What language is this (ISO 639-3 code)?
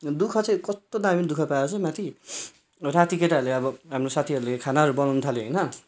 nep